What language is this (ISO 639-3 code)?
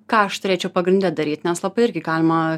lit